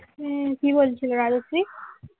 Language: Bangla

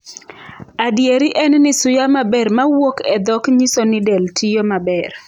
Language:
Luo (Kenya and Tanzania)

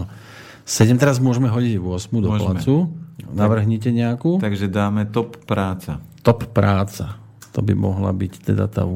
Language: Slovak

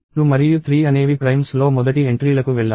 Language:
Telugu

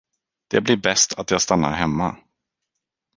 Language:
Swedish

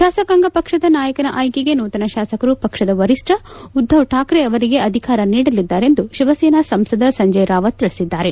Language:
Kannada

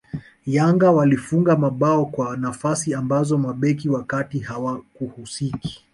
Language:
Swahili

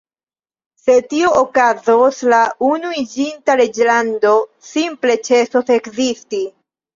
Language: Esperanto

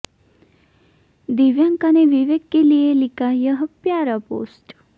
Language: Hindi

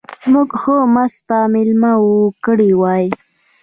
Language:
Pashto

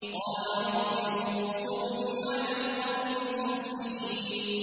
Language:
Arabic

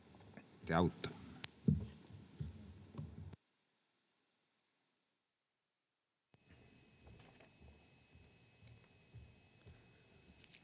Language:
Finnish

